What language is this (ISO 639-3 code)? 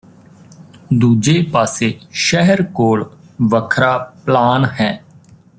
pan